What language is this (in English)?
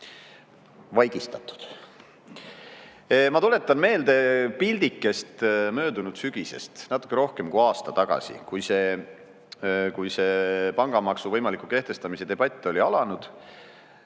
Estonian